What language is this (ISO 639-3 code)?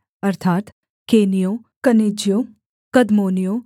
hin